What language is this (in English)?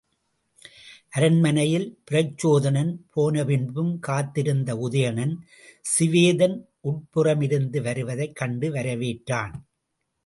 Tamil